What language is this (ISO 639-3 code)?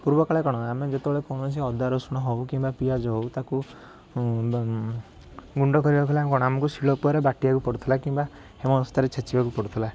ori